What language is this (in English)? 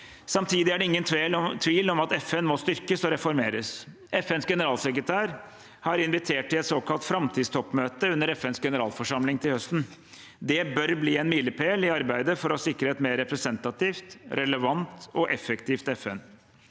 Norwegian